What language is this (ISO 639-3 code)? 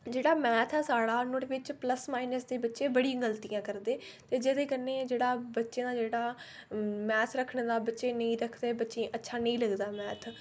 doi